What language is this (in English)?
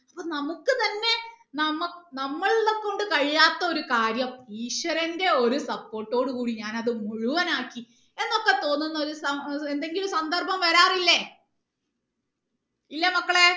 Malayalam